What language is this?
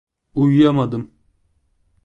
Turkish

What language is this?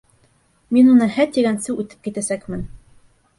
Bashkir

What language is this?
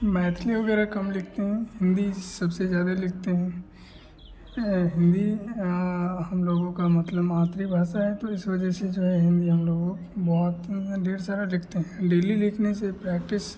Hindi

